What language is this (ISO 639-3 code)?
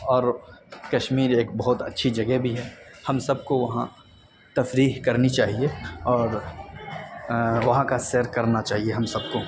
urd